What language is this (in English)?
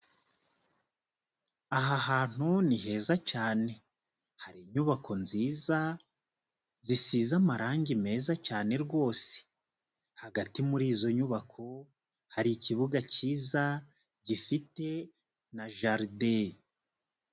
Kinyarwanda